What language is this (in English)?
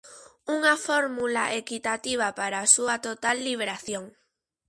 Galician